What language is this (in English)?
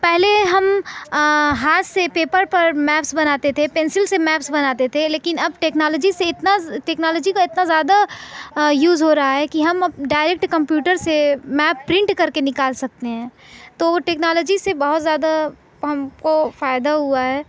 Urdu